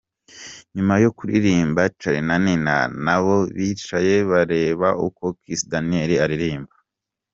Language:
Kinyarwanda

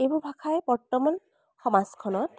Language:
Assamese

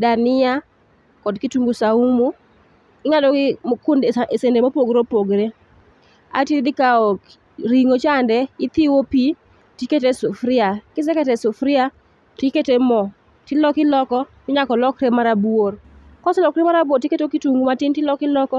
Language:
Luo (Kenya and Tanzania)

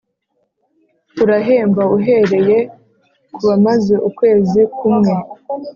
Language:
Kinyarwanda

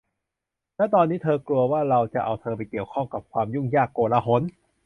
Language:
Thai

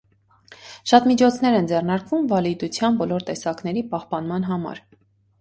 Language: Armenian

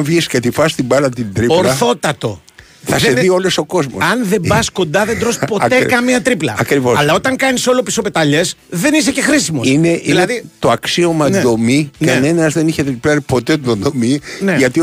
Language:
Greek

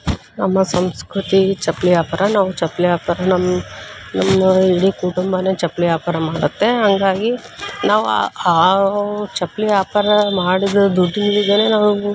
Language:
Kannada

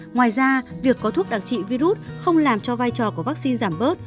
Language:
Vietnamese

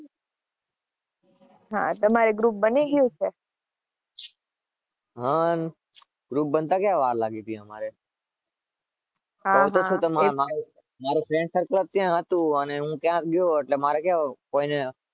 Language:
Gujarati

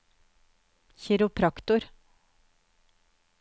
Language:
Norwegian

